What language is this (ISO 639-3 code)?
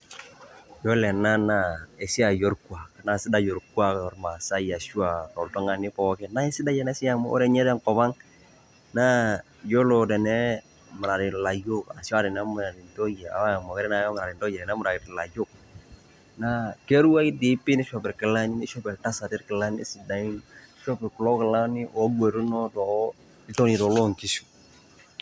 mas